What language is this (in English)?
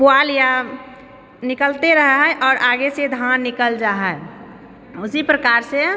Maithili